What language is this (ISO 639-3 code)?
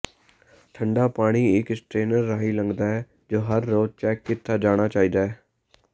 pan